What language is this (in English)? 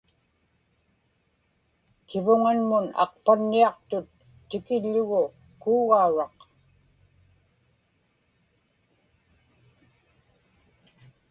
Inupiaq